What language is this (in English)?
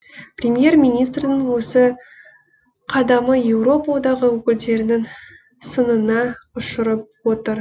Kazakh